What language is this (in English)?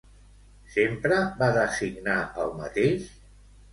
Catalan